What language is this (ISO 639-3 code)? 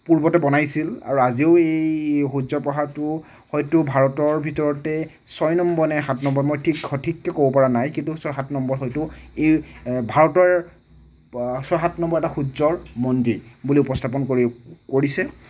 asm